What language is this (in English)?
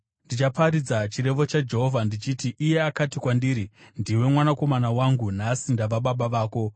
Shona